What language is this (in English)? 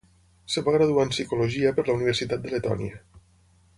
Catalan